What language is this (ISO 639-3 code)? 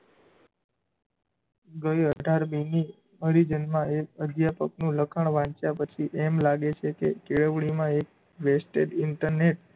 guj